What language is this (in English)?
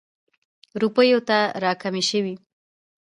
Pashto